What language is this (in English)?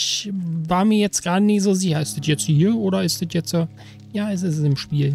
German